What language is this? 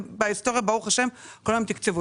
Hebrew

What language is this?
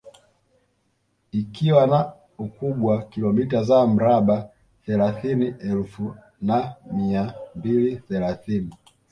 Swahili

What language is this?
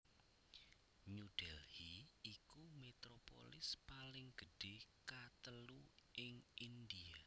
Javanese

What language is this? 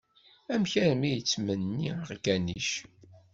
Kabyle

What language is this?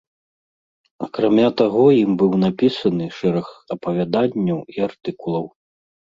Belarusian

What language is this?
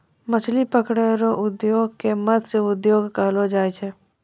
Maithili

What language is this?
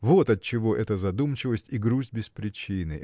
Russian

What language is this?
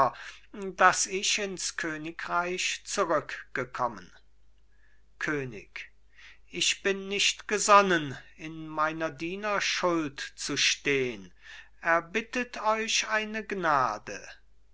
German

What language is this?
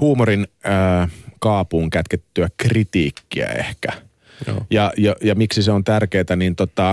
Finnish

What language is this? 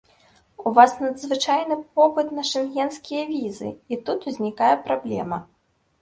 Belarusian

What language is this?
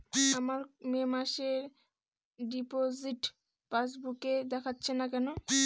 Bangla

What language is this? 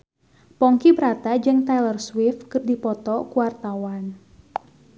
Sundanese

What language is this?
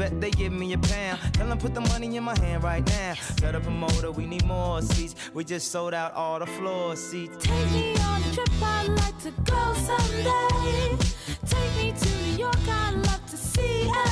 Hungarian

